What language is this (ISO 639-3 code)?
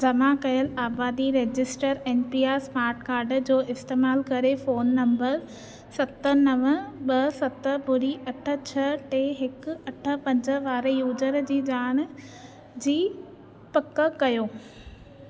snd